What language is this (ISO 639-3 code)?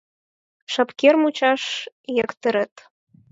chm